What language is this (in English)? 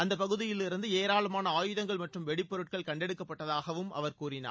Tamil